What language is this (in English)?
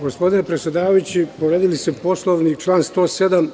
Serbian